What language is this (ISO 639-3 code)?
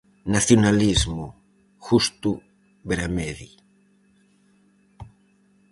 glg